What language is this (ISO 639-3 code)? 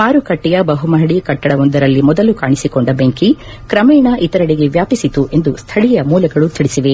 kan